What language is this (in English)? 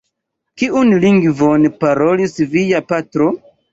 Esperanto